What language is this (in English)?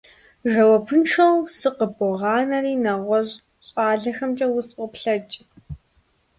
Kabardian